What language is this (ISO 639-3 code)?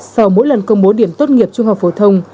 vie